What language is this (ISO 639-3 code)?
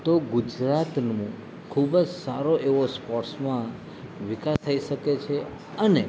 guj